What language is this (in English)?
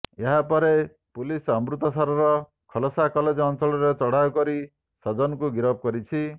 Odia